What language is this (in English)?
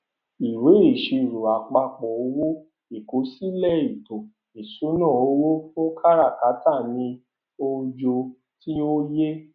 Yoruba